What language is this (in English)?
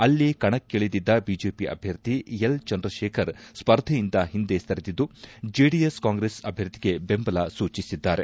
Kannada